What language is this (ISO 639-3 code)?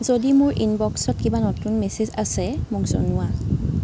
asm